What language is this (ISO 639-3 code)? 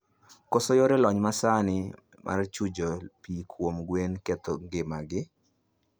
luo